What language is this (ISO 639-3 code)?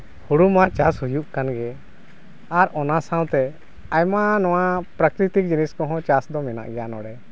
sat